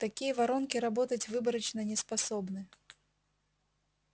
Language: Russian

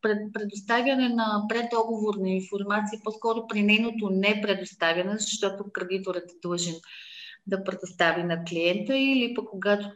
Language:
Bulgarian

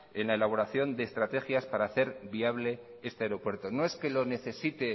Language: Spanish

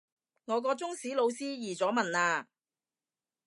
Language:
Cantonese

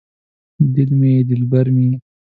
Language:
Pashto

